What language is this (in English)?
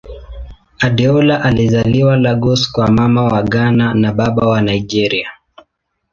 Swahili